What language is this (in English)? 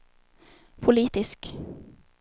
Swedish